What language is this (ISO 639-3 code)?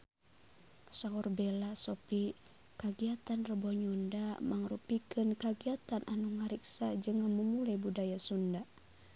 sun